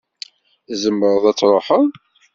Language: Kabyle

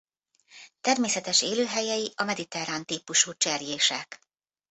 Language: Hungarian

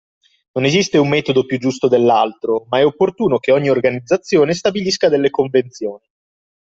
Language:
Italian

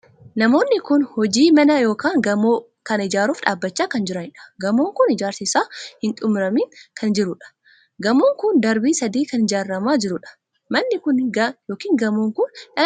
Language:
Oromo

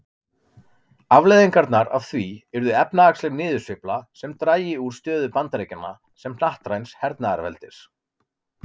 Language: Icelandic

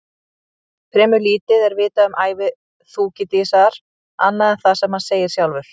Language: Icelandic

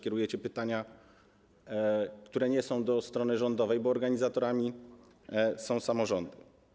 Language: Polish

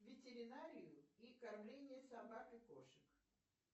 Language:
Russian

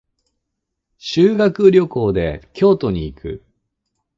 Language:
Japanese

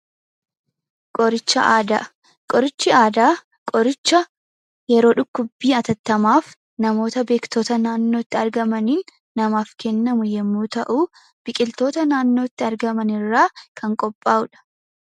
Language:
Oromo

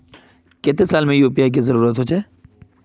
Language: Magahi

